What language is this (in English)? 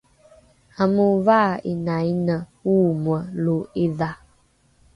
Rukai